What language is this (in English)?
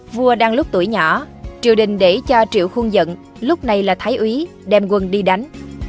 Vietnamese